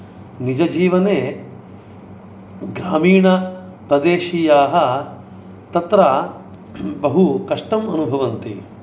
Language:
Sanskrit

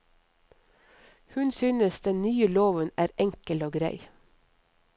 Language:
Norwegian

